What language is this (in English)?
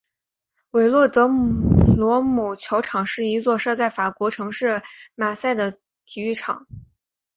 Chinese